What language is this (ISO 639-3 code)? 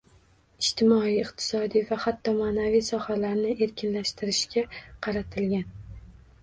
uzb